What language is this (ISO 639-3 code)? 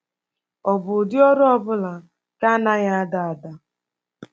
ibo